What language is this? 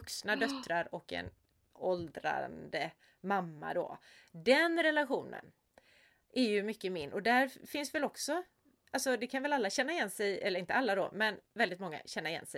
Swedish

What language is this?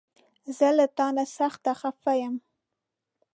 Pashto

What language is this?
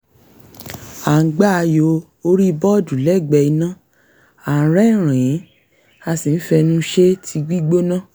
Yoruba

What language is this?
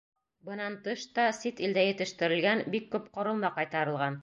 Bashkir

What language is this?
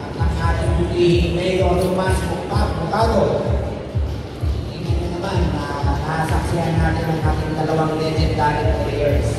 Filipino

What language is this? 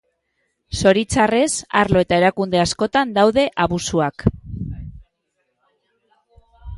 Basque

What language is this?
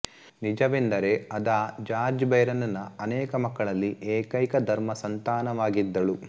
Kannada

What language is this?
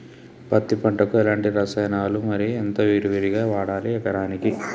Telugu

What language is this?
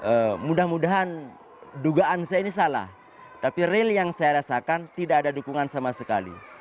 Indonesian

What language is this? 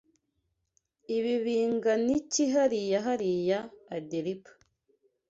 Kinyarwanda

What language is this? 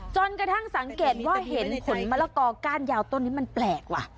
Thai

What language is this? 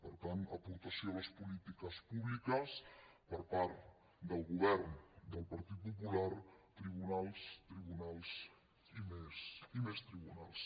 Catalan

